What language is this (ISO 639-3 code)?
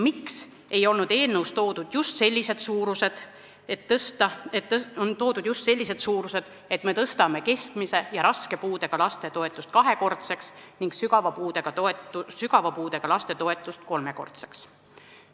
est